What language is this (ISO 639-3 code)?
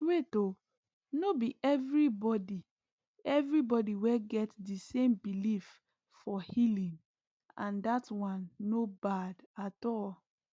pcm